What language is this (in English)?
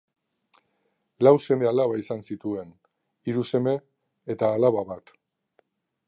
Basque